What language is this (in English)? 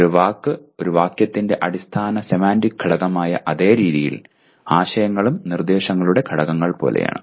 Malayalam